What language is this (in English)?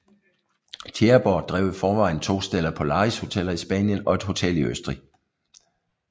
Danish